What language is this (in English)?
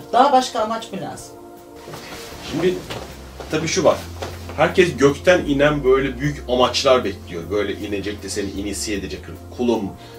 Turkish